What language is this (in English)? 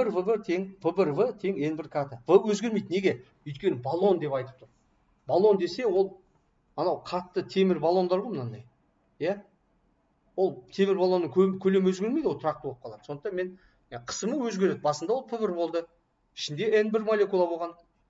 Turkish